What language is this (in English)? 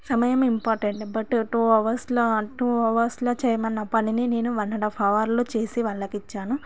Telugu